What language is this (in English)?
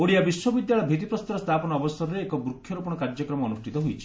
Odia